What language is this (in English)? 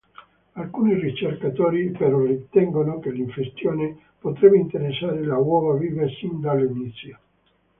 Italian